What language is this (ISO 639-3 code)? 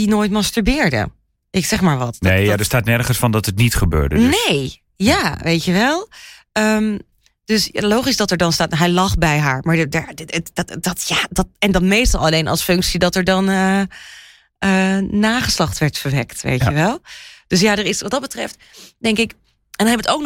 nld